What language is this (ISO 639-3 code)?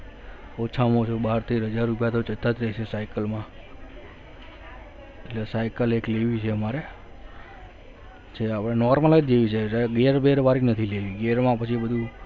guj